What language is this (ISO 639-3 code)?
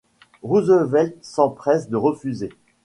fra